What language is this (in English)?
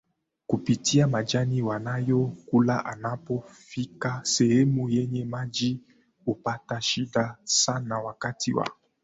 Swahili